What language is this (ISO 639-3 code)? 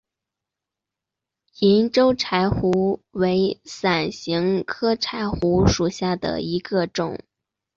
zho